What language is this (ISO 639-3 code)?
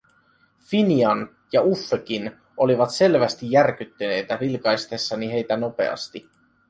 fin